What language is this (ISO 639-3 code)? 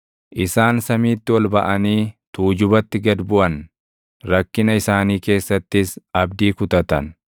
orm